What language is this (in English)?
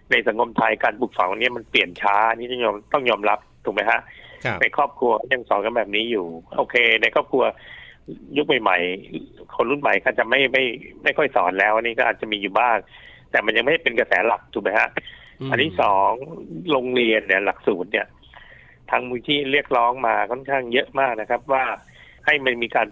Thai